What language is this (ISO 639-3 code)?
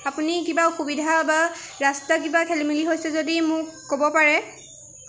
asm